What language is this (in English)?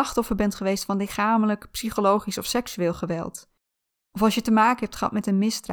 Dutch